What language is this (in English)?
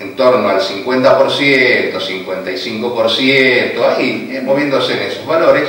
Spanish